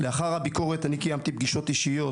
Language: Hebrew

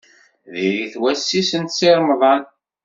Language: Kabyle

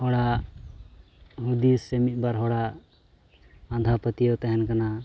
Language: Santali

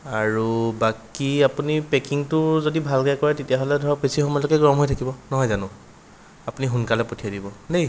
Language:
Assamese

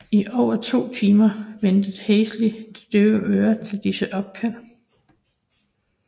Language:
Danish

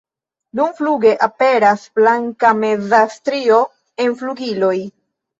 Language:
Esperanto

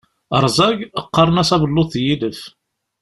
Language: Kabyle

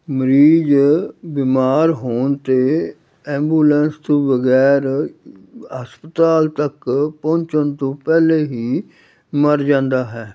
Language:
Punjabi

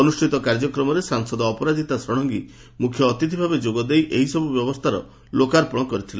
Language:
Odia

